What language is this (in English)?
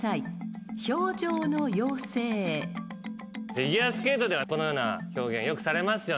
Japanese